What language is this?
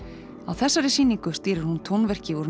Icelandic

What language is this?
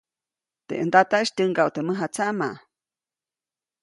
Copainalá Zoque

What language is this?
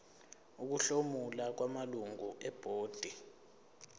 Zulu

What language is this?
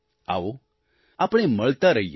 Gujarati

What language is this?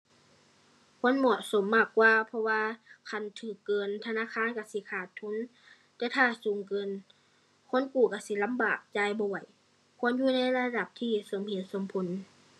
Thai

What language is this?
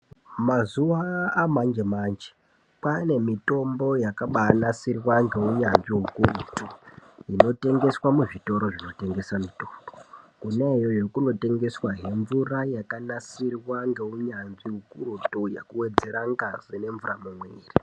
Ndau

